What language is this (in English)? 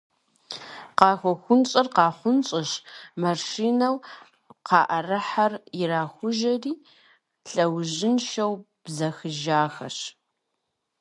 Kabardian